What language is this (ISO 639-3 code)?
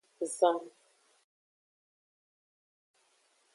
ajg